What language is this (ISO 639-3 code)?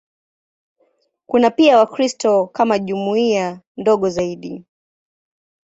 swa